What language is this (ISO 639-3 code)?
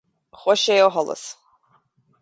gle